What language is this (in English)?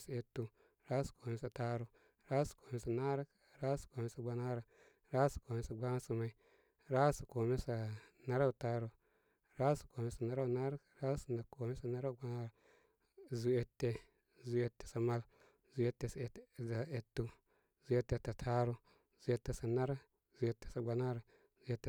Koma